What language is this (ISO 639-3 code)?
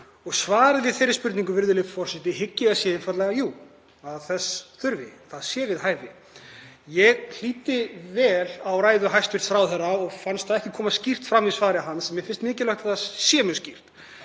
isl